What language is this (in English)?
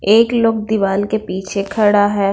Hindi